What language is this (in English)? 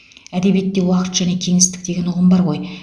Kazakh